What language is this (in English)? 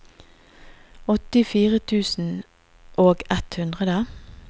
Norwegian